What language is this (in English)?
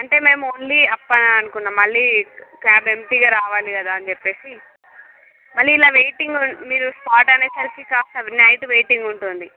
Telugu